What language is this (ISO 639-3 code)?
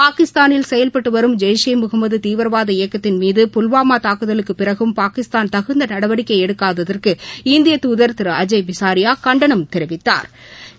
tam